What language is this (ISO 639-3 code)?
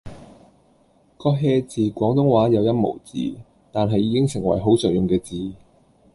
yue